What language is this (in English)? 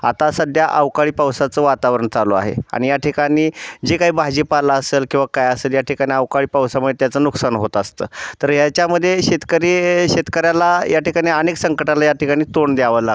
Marathi